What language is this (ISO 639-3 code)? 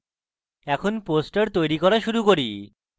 ben